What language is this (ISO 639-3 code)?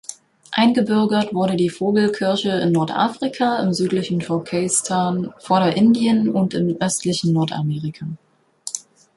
deu